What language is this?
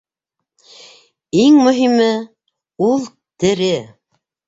Bashkir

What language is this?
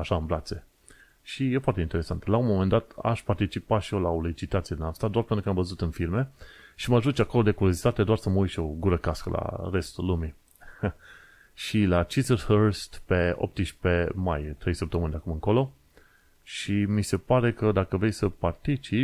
Romanian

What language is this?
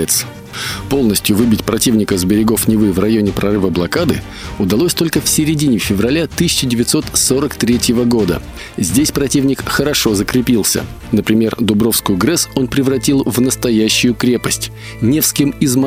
Russian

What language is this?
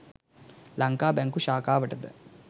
Sinhala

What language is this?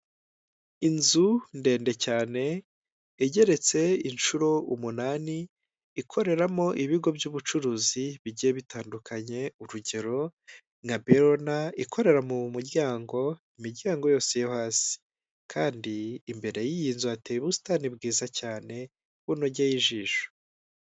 Kinyarwanda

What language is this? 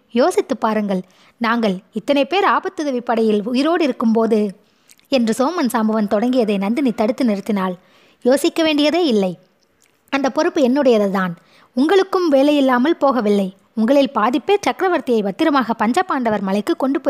Tamil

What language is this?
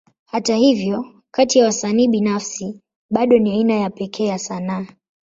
Swahili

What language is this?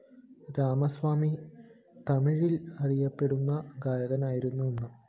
Malayalam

